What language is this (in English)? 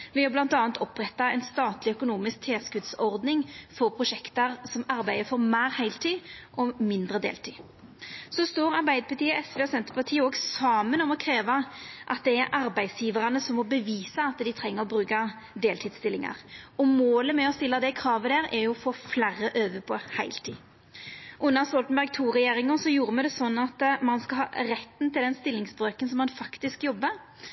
Norwegian Nynorsk